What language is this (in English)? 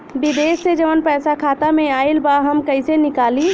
Bhojpuri